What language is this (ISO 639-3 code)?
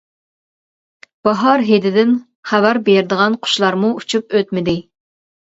uig